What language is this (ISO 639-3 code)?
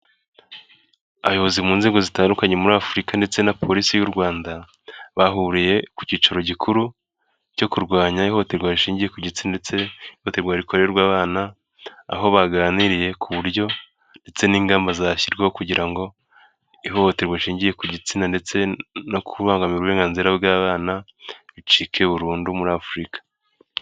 kin